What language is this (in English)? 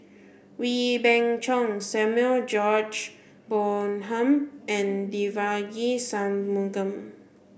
English